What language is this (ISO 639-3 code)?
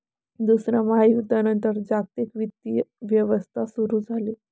mar